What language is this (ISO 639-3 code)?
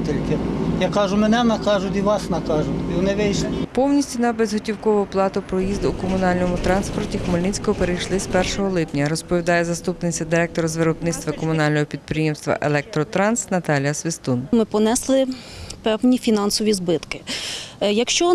ukr